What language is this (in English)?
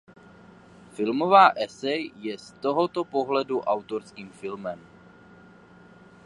Czech